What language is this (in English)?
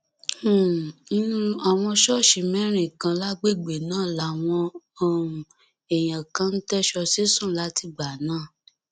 Yoruba